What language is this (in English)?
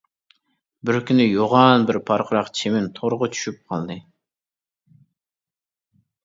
Uyghur